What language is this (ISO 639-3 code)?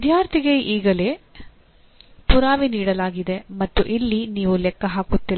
kan